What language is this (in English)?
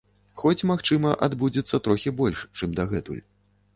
Belarusian